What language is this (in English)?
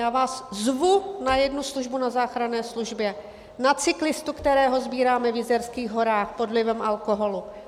Czech